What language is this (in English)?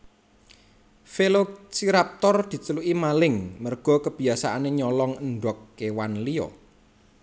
Javanese